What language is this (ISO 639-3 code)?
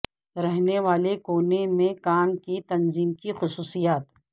urd